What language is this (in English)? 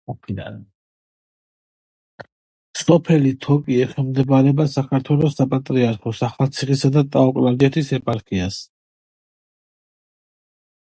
Georgian